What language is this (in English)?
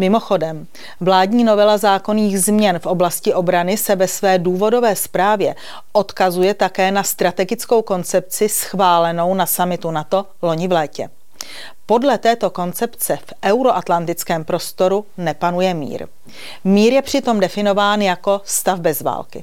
Czech